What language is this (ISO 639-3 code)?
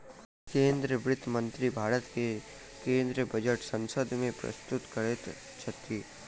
mai